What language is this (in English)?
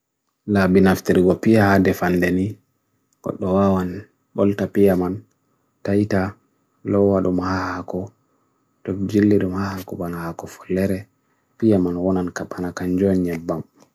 Bagirmi Fulfulde